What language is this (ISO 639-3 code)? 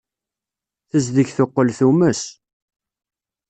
kab